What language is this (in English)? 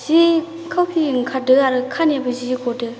Bodo